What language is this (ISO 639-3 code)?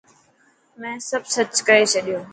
mki